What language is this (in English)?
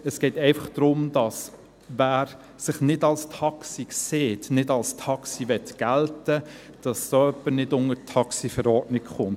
Swiss German